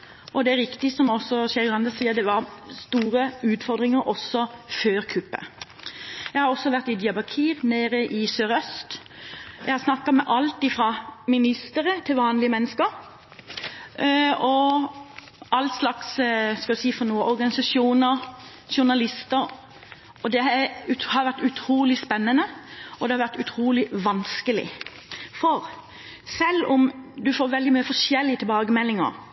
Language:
Norwegian Bokmål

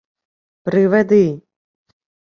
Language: Ukrainian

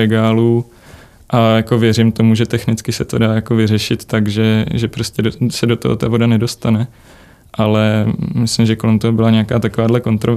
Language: Czech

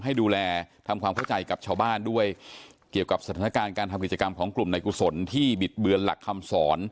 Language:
Thai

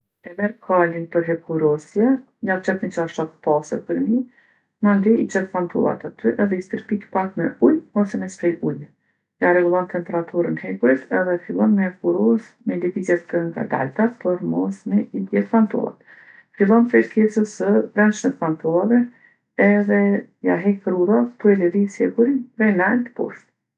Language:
Gheg Albanian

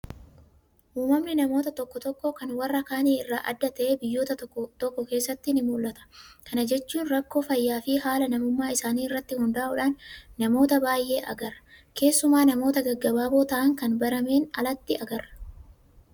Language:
Oromo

